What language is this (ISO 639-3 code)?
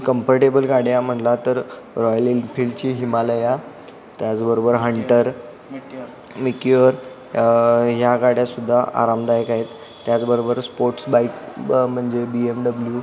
mar